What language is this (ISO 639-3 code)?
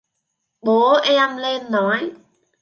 vie